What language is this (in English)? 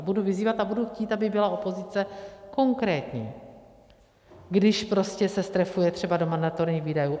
Czech